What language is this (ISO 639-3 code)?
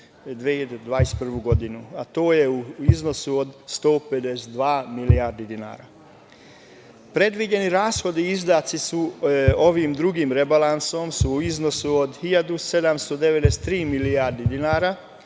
srp